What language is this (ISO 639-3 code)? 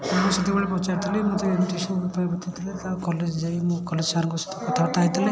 ori